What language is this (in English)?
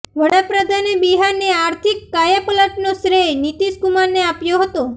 Gujarati